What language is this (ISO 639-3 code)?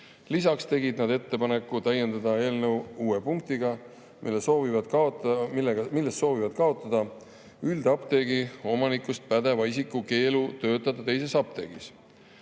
est